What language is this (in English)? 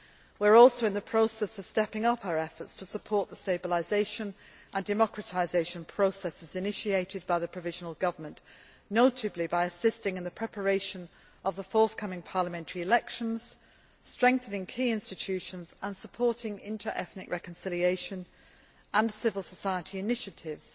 English